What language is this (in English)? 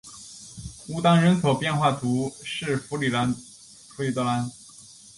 Chinese